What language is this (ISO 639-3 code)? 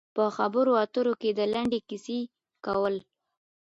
pus